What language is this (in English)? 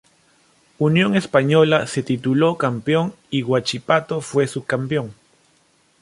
Spanish